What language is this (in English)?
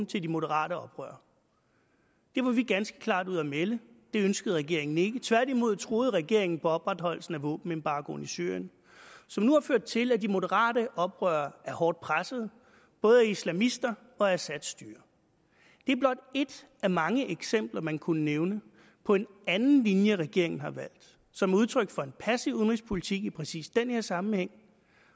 Danish